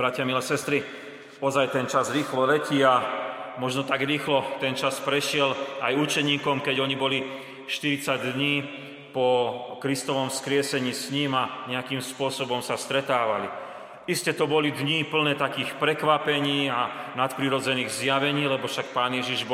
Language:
Slovak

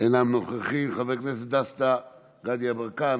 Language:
Hebrew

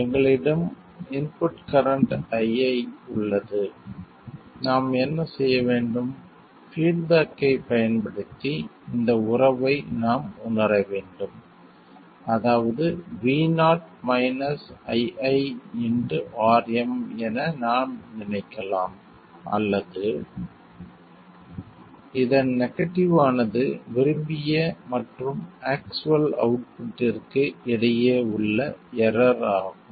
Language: Tamil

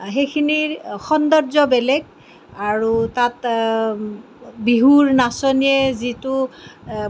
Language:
Assamese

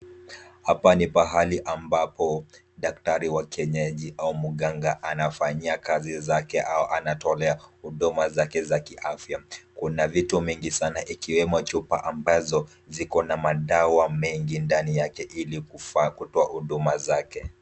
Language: Swahili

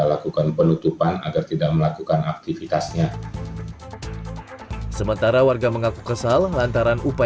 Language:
Indonesian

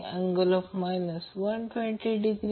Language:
Marathi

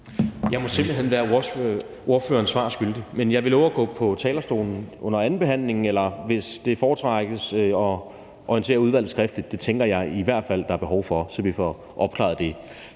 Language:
Danish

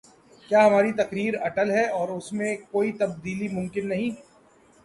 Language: Urdu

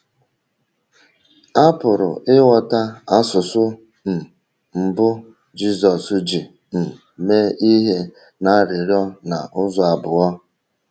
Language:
Igbo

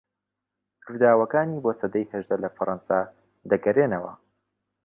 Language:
Central Kurdish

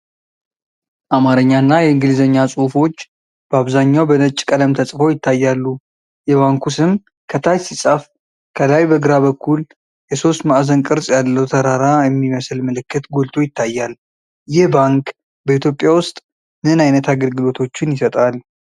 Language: Amharic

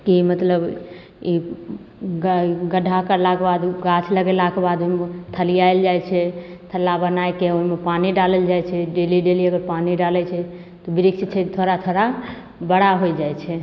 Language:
Maithili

